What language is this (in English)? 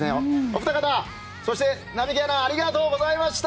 Japanese